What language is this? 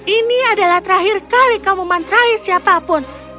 Indonesian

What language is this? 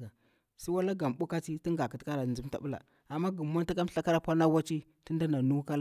Bura-Pabir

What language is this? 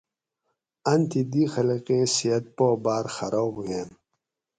Gawri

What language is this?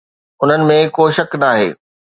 Sindhi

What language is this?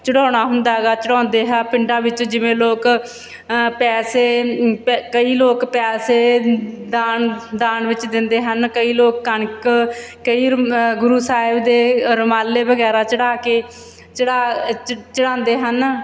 Punjabi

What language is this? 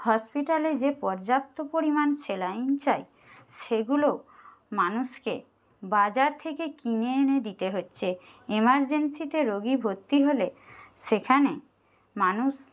Bangla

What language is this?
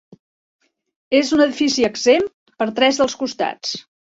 Catalan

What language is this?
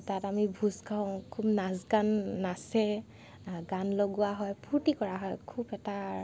Assamese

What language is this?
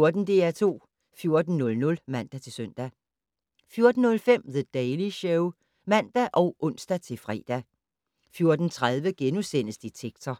Danish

